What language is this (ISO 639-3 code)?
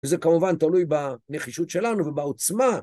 heb